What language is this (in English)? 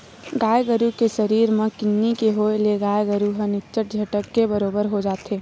Chhattisgarhi